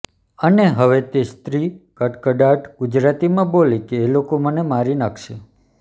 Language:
Gujarati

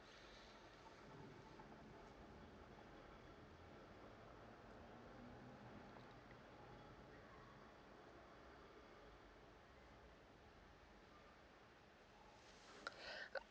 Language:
English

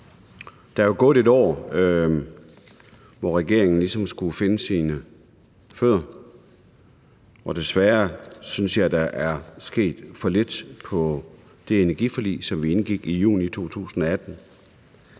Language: Danish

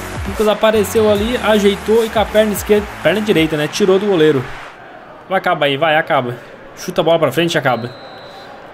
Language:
Portuguese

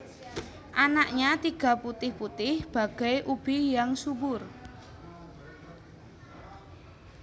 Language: Javanese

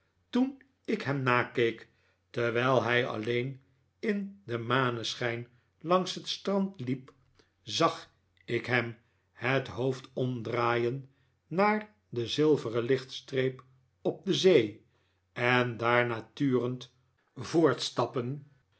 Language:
Dutch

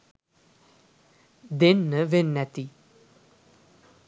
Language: Sinhala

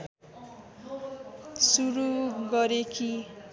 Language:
Nepali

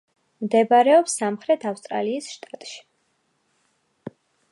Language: Georgian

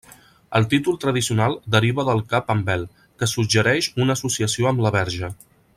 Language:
Catalan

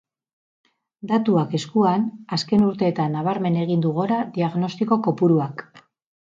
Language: Basque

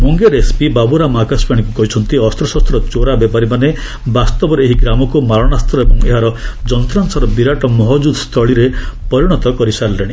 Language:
Odia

